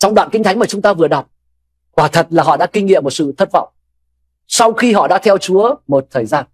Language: Vietnamese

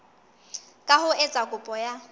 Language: Southern Sotho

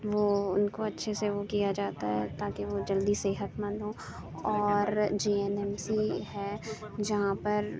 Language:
Urdu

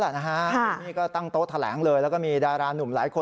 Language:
Thai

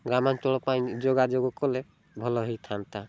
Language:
Odia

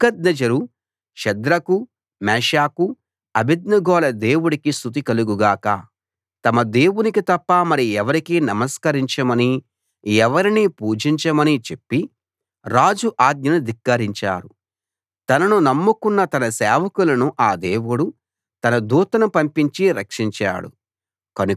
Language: Telugu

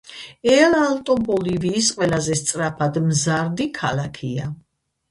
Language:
Georgian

